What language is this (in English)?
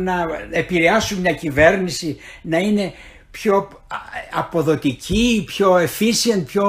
Greek